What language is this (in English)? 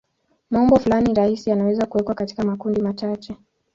Swahili